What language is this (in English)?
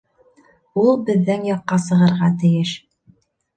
Bashkir